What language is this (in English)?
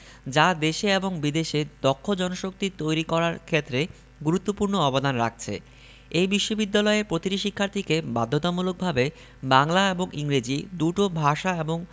Bangla